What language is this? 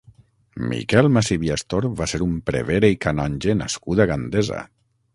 Catalan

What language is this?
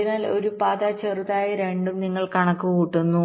Malayalam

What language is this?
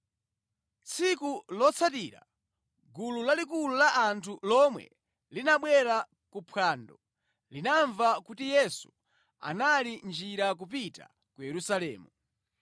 Nyanja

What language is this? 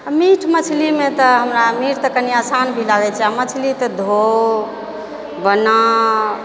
Maithili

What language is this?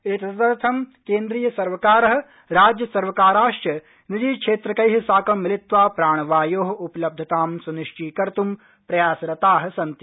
Sanskrit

